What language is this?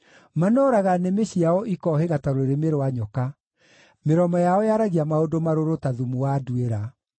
Kikuyu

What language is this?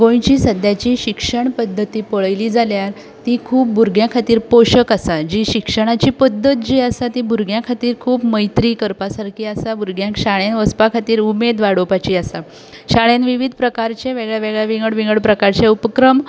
Konkani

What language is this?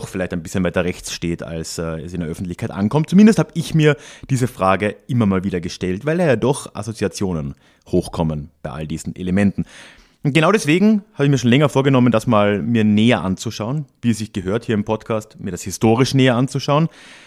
German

